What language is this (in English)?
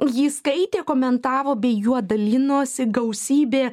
Lithuanian